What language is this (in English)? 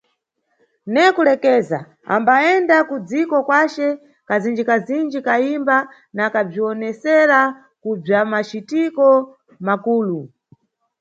Nyungwe